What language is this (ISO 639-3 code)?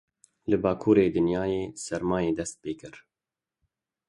kur